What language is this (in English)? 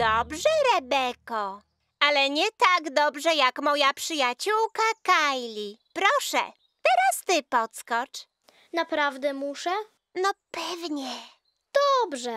Polish